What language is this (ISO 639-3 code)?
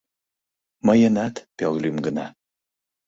chm